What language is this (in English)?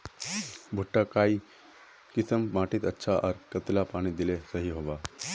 Magahi